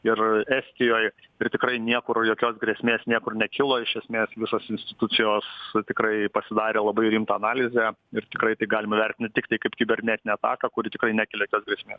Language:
Lithuanian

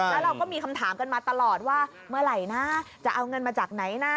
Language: Thai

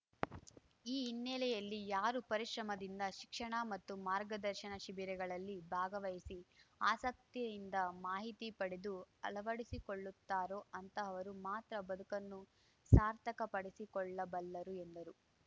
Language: Kannada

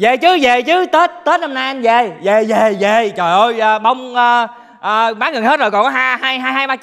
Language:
Vietnamese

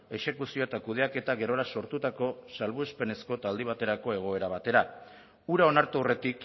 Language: Basque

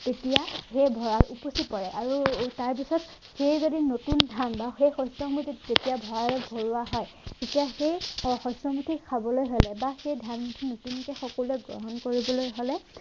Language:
Assamese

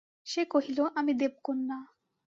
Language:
Bangla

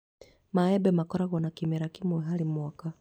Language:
Kikuyu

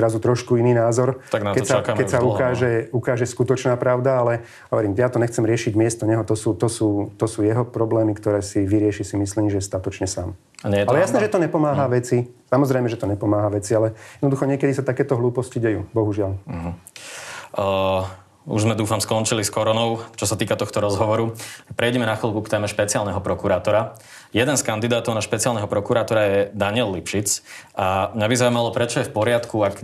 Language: Slovak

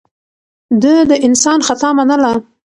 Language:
Pashto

